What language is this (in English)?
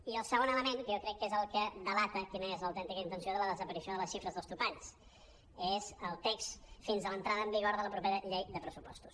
Catalan